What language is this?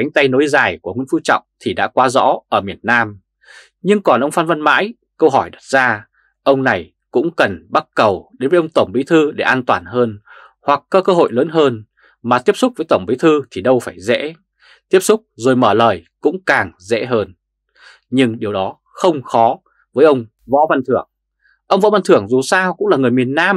Vietnamese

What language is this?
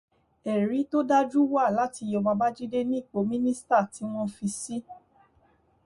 Yoruba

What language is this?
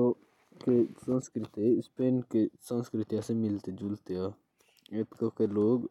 Jaunsari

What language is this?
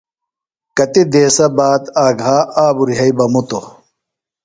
Phalura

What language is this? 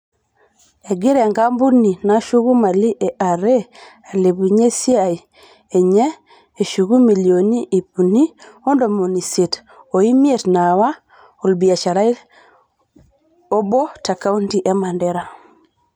Masai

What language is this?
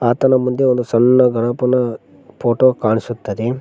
Kannada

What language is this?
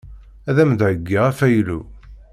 Kabyle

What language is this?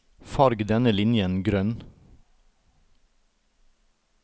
Norwegian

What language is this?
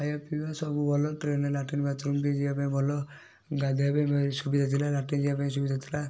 Odia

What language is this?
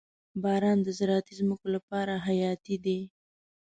Pashto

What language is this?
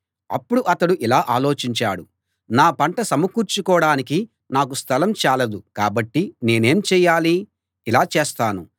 Telugu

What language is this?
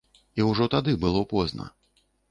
Belarusian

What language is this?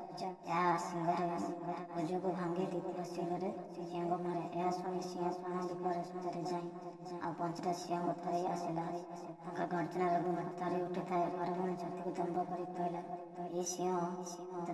English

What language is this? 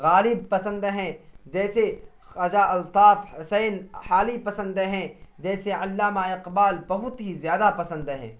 Urdu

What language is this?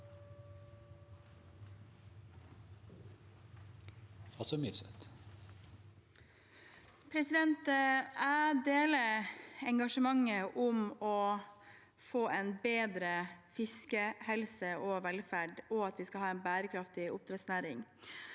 Norwegian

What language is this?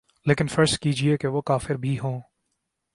Urdu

